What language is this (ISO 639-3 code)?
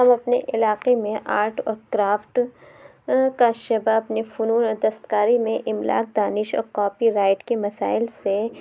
urd